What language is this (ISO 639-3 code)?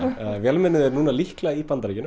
isl